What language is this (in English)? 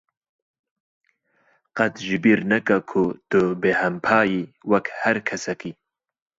Kurdish